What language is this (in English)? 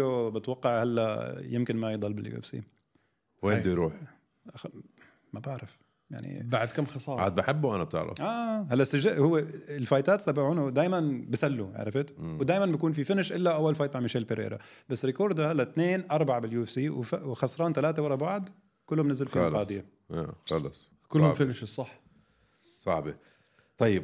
Arabic